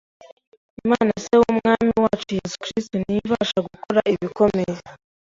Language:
Kinyarwanda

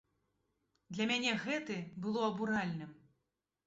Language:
Belarusian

